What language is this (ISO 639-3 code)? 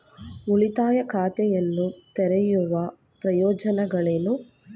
kan